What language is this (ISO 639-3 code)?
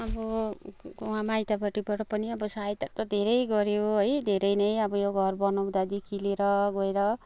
nep